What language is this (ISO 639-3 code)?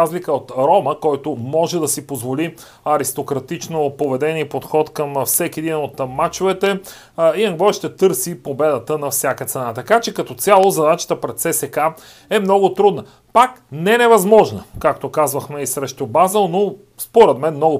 bul